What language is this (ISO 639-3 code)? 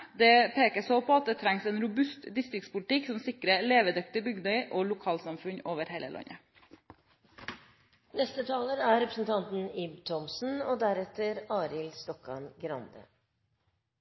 nob